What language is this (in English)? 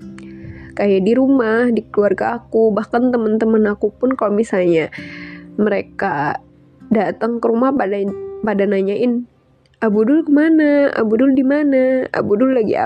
Indonesian